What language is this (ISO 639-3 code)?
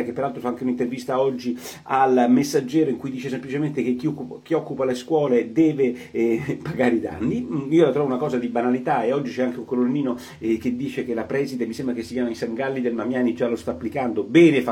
ita